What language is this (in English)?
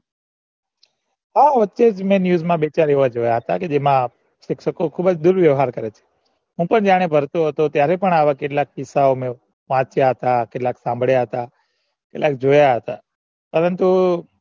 Gujarati